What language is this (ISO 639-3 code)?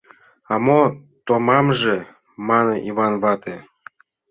chm